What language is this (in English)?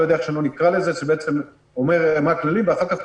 Hebrew